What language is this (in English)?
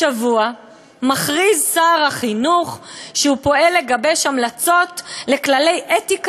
Hebrew